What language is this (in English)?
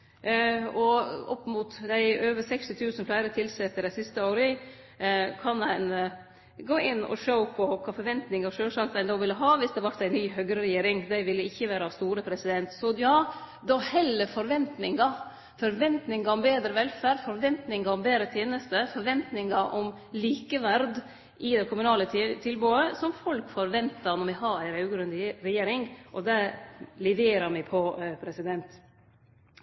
Norwegian Nynorsk